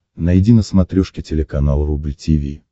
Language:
Russian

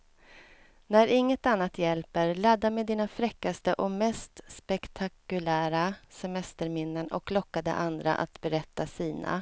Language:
Swedish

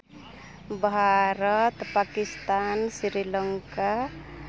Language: Santali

